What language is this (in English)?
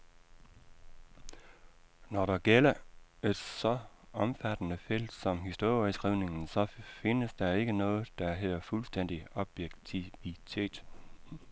Danish